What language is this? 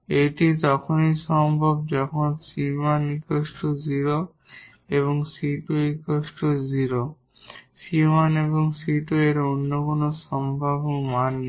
Bangla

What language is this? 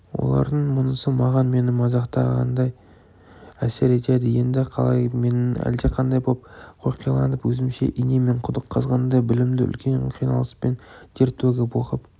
Kazakh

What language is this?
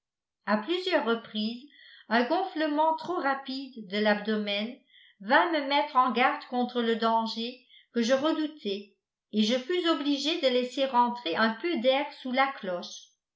French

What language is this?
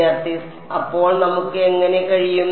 Malayalam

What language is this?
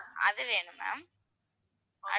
Tamil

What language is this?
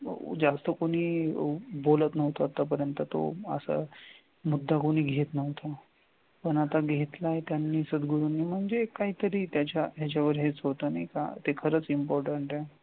Marathi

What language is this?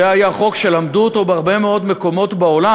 Hebrew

